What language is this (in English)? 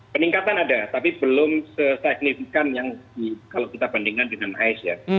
Indonesian